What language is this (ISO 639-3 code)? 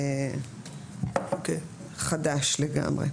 heb